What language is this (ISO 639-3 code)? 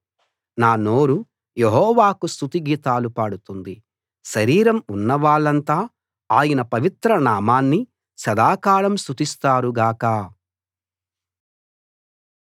tel